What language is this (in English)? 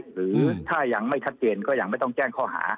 Thai